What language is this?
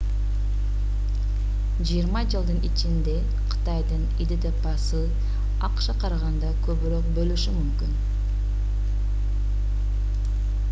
Kyrgyz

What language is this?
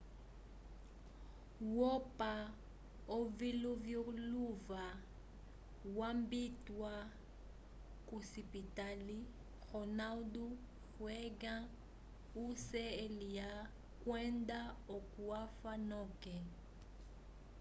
Umbundu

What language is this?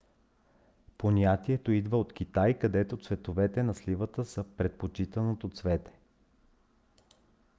Bulgarian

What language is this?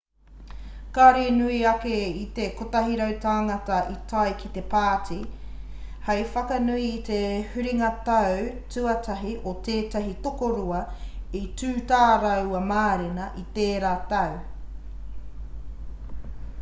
Māori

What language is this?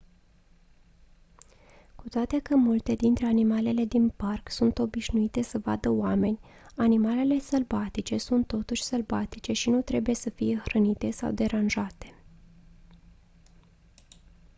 Romanian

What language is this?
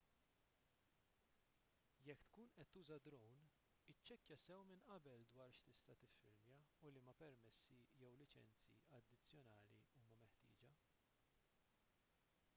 Maltese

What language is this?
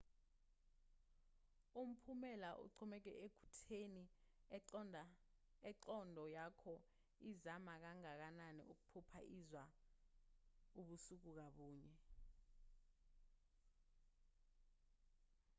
Zulu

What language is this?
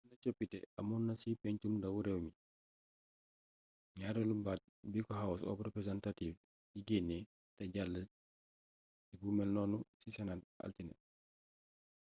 Wolof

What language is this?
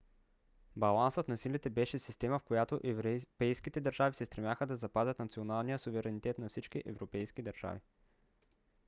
Bulgarian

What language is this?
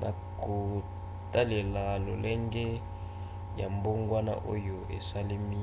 Lingala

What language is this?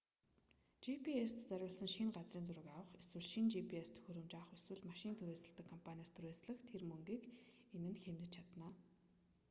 Mongolian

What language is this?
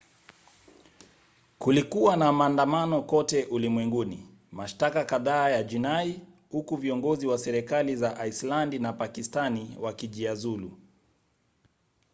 Swahili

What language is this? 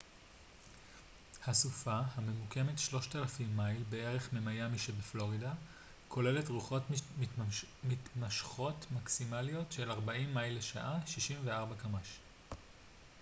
Hebrew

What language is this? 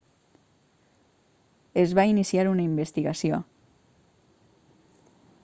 Catalan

